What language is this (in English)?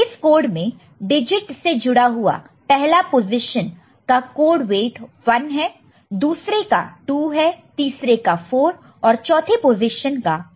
Hindi